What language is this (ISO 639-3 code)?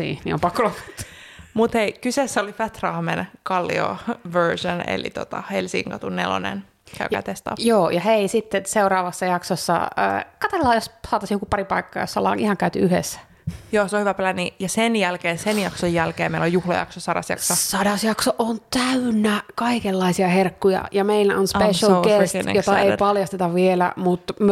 fin